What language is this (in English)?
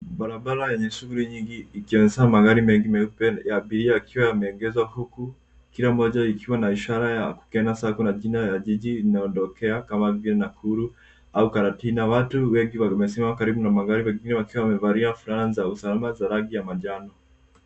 Swahili